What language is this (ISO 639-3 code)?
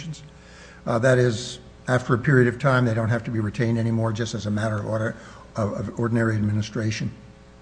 eng